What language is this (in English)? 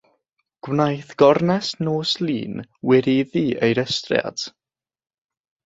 Welsh